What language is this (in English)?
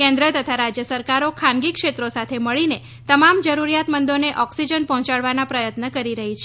Gujarati